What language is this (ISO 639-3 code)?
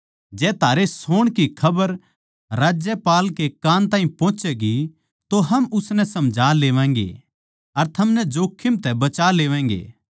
bgc